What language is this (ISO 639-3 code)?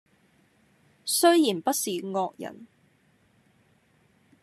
yue